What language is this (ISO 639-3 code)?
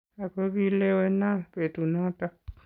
kln